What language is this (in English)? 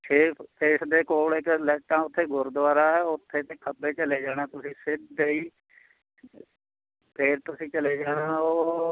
Punjabi